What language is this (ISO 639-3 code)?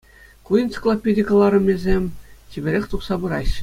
chv